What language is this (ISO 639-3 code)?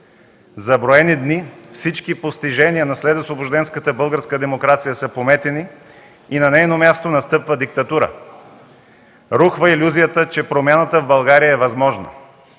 bul